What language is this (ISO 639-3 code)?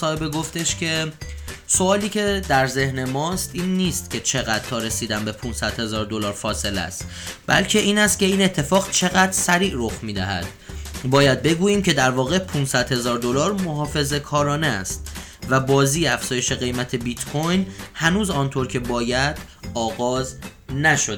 fas